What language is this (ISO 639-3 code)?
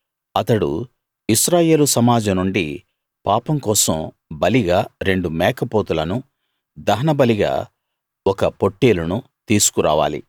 tel